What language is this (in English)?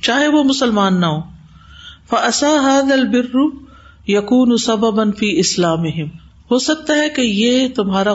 Urdu